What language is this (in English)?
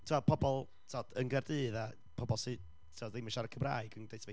Welsh